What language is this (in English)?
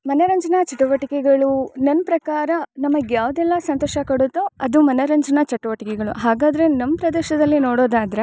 Kannada